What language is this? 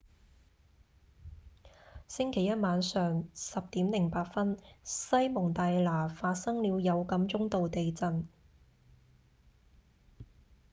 Cantonese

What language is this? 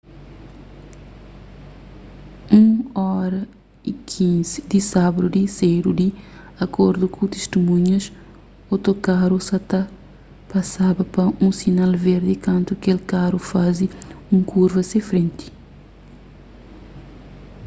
Kabuverdianu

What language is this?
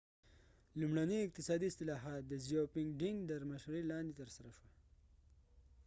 Pashto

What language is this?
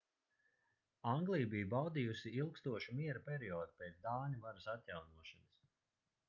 Latvian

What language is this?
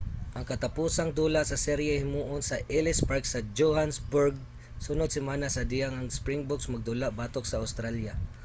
Cebuano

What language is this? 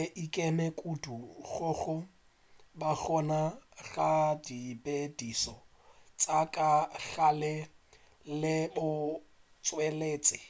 Northern Sotho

